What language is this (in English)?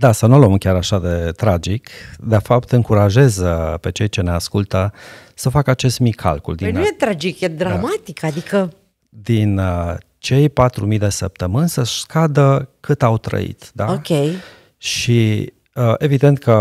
Romanian